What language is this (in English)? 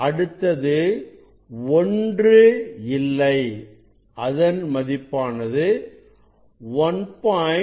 Tamil